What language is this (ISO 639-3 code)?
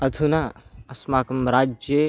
san